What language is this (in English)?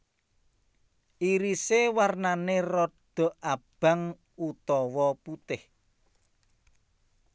Javanese